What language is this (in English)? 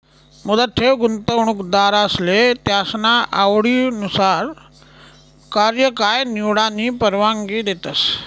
Marathi